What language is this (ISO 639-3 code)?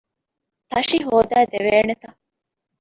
div